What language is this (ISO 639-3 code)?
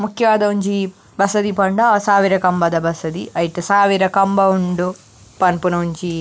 tcy